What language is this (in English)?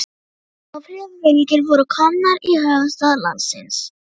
Icelandic